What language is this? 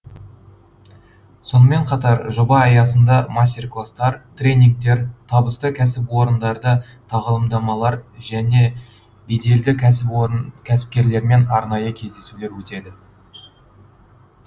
Kazakh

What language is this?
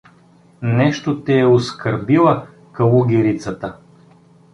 Bulgarian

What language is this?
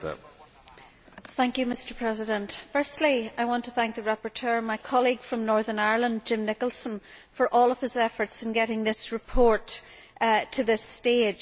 English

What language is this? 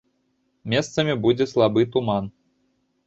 Belarusian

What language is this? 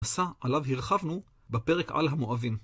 Hebrew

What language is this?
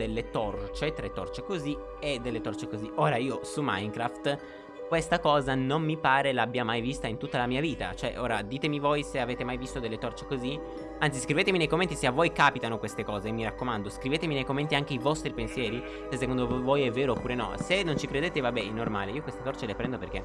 Italian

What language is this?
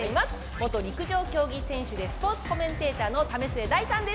Japanese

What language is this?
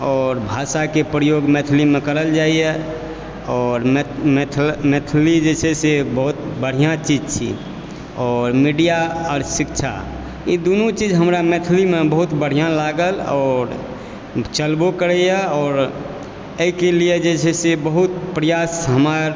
Maithili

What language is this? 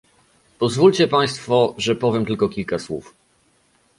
Polish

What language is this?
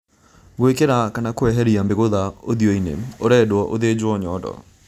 Kikuyu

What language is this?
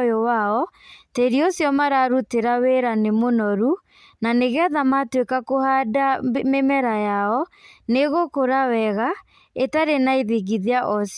Kikuyu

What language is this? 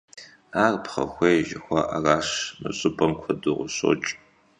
Kabardian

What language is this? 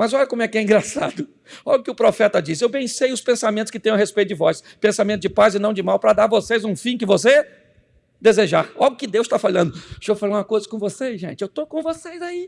Portuguese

